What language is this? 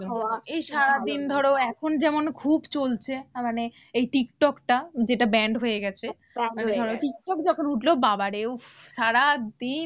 Bangla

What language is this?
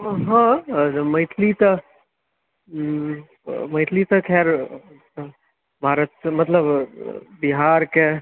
Maithili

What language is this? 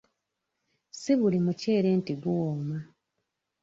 Ganda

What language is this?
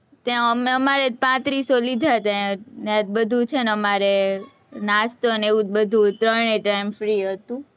Gujarati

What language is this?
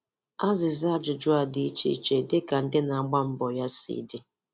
Igbo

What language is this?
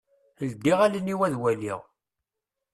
Kabyle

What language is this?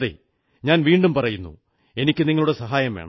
Malayalam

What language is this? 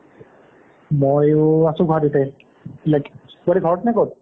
Assamese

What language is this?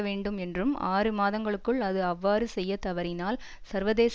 Tamil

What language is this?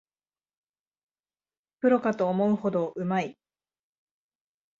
Japanese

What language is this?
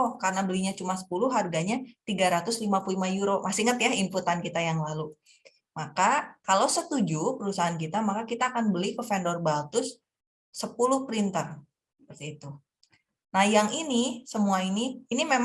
Indonesian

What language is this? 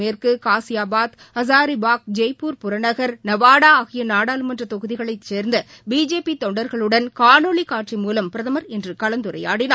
Tamil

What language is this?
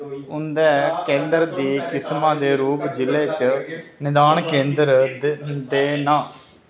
Dogri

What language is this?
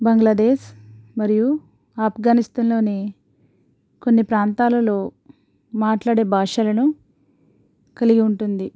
Telugu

